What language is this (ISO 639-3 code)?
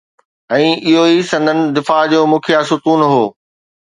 snd